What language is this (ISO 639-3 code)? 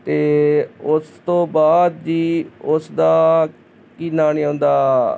pan